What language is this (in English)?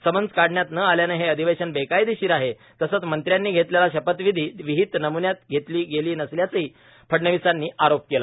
Marathi